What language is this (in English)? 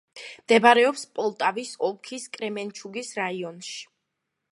Georgian